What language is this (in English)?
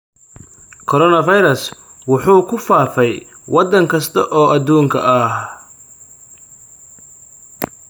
Somali